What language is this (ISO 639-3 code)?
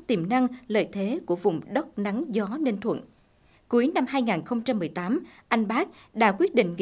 vie